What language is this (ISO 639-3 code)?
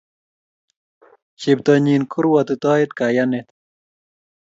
kln